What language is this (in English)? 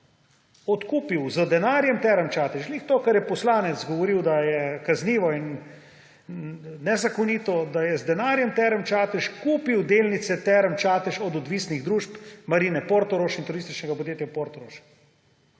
Slovenian